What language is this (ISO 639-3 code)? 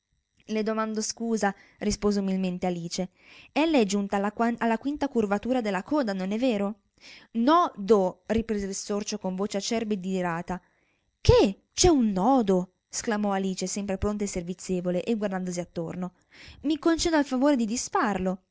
ita